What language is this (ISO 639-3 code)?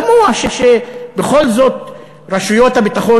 heb